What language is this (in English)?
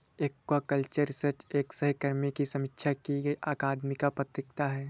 Hindi